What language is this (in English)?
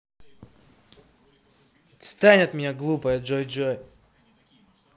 Russian